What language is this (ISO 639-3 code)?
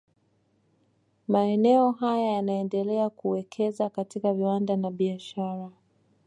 swa